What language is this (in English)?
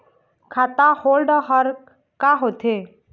Chhattisgarhi